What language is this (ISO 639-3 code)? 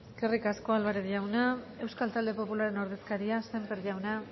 eus